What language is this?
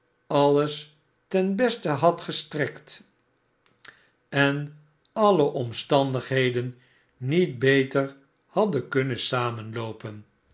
Dutch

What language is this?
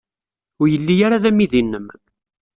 Kabyle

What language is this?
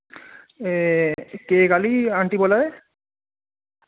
Dogri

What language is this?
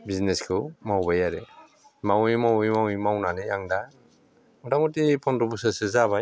Bodo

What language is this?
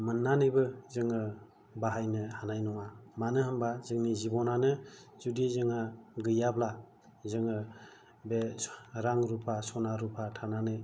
Bodo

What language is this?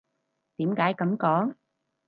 Cantonese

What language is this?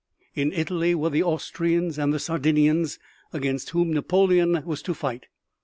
English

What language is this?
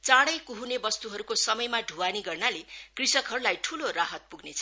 Nepali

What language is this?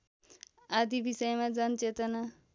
Nepali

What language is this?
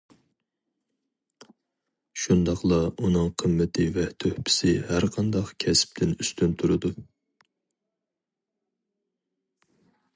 Uyghur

